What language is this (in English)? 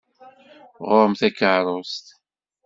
Kabyle